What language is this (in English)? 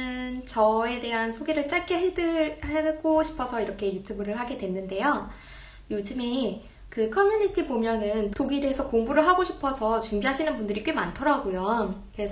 Korean